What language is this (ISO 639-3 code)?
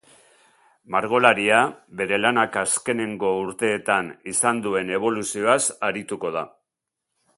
eus